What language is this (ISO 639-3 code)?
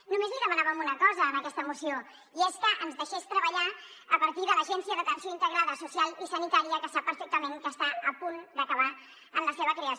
cat